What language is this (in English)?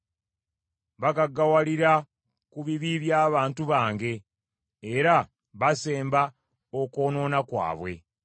Ganda